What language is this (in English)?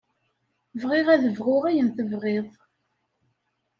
Kabyle